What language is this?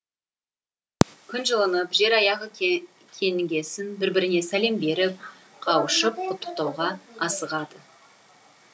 Kazakh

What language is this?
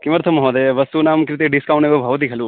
Sanskrit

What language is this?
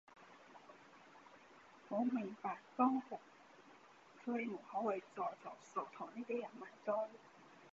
Cantonese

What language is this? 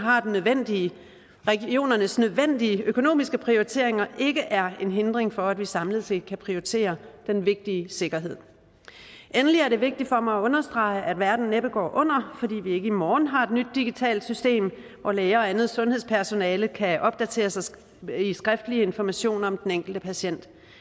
Danish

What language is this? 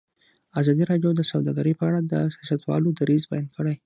Pashto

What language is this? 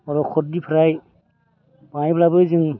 Bodo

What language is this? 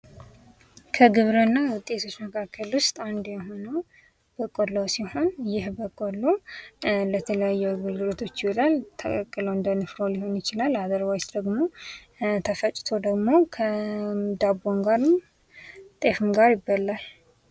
Amharic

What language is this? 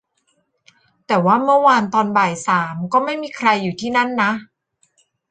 Thai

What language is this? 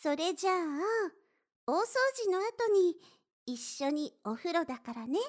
Japanese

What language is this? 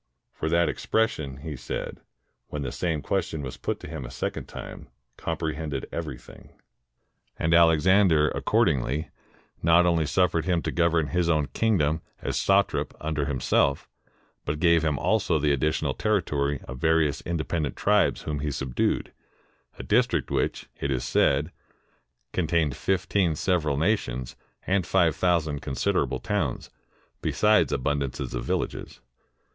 English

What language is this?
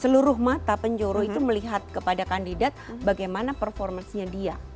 Indonesian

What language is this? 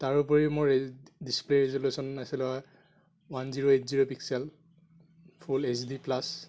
Assamese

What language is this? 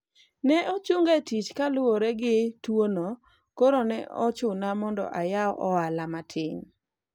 Luo (Kenya and Tanzania)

